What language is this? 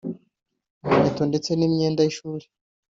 Kinyarwanda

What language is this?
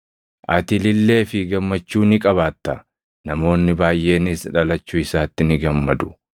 Oromo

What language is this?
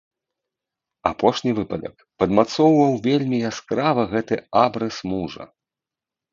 Belarusian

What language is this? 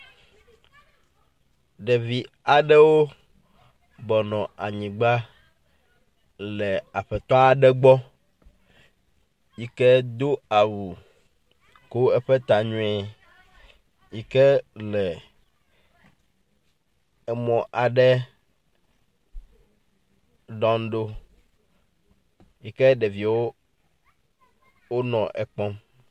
Ewe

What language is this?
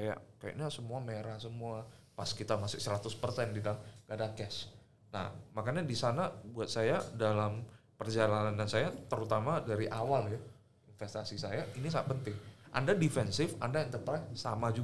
Indonesian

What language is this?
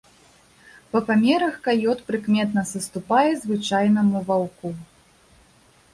Belarusian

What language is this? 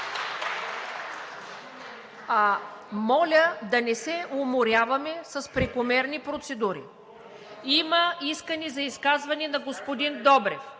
Bulgarian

